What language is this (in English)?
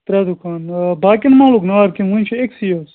Kashmiri